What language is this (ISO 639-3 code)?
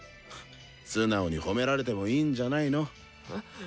jpn